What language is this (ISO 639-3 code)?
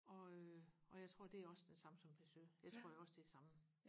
dan